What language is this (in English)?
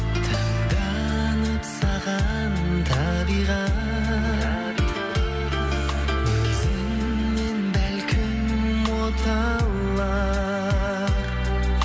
Kazakh